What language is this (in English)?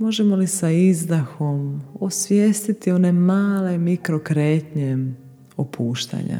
Croatian